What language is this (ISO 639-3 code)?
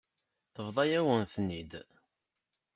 kab